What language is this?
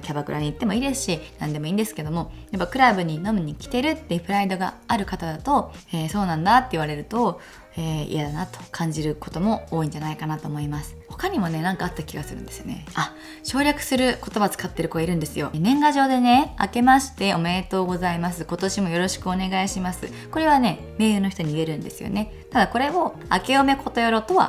Japanese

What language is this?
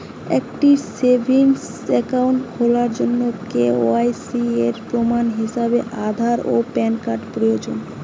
Bangla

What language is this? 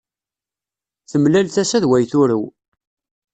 Kabyle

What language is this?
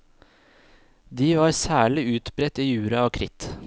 Norwegian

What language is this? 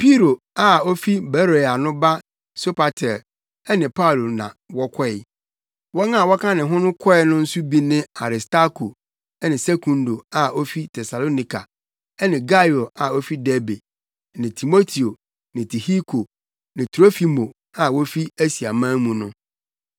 Akan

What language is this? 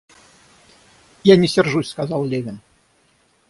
Russian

